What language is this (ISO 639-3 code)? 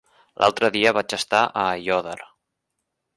cat